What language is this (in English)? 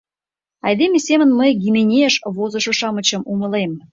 Mari